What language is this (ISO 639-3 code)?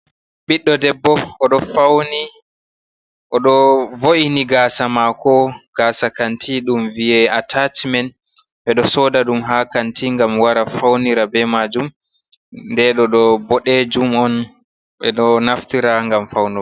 ful